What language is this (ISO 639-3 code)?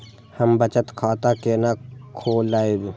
mai